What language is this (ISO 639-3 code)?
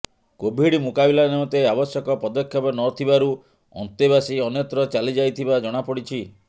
ori